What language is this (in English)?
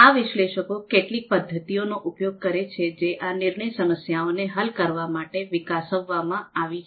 Gujarati